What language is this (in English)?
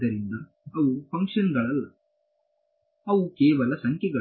Kannada